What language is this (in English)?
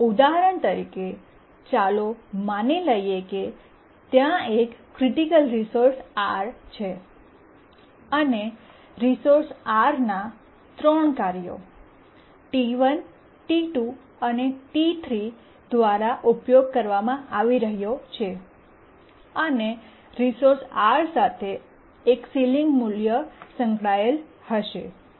Gujarati